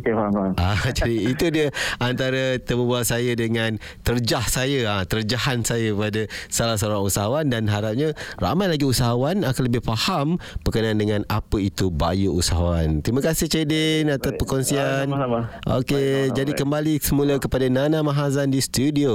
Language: Malay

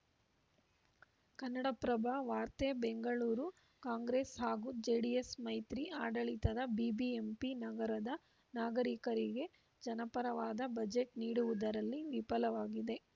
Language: Kannada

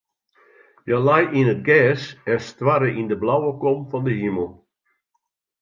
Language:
Western Frisian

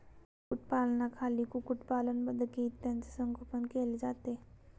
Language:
Marathi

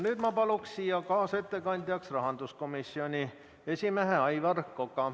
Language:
Estonian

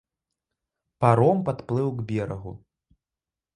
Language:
Belarusian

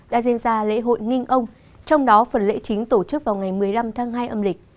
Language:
Vietnamese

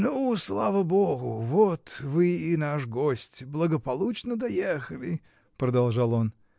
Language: Russian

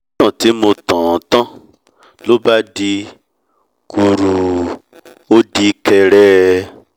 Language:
Yoruba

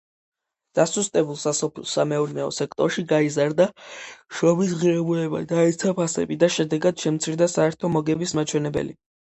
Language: Georgian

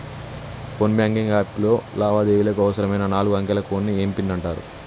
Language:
Telugu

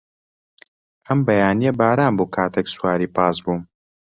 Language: Central Kurdish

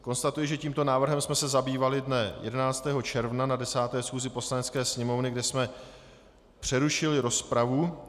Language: Czech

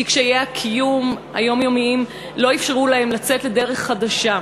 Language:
Hebrew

